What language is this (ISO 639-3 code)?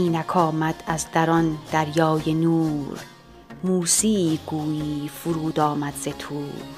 fas